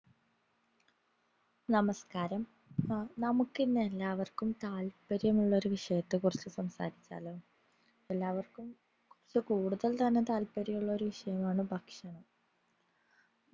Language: Malayalam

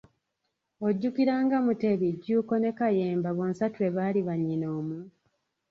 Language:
Ganda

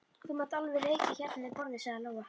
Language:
Icelandic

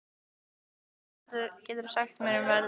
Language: Icelandic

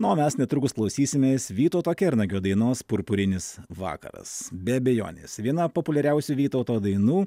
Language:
Lithuanian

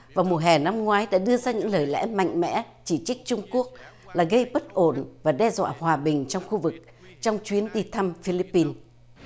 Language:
Vietnamese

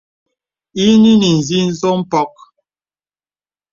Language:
Bebele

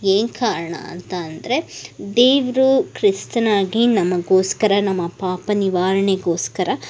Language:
Kannada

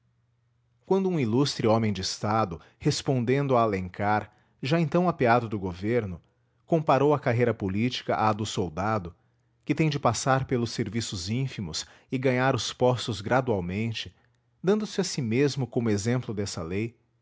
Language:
Portuguese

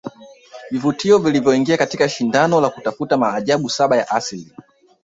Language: Swahili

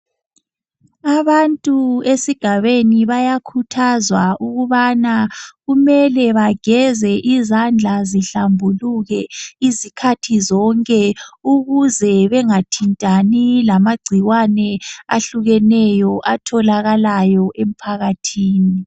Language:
North Ndebele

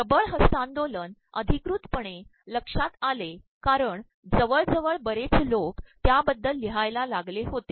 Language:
Marathi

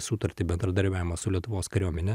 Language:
Lithuanian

